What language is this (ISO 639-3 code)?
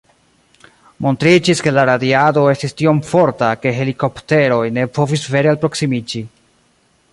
epo